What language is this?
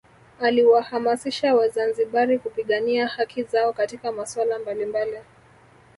Swahili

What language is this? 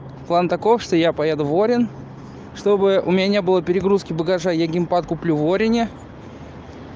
Russian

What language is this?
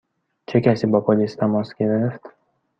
Persian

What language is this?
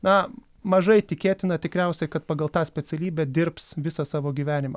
Lithuanian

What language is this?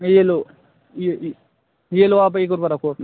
Hindi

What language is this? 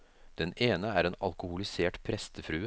Norwegian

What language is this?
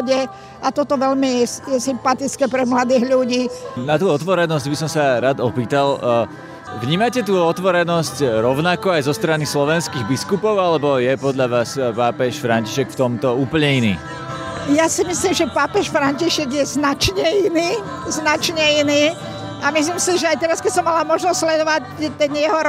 Slovak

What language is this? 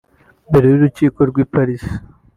Kinyarwanda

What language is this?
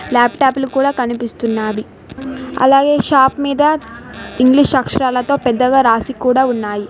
Telugu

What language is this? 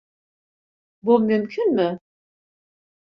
Turkish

